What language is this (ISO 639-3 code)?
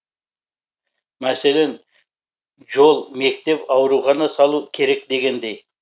kaz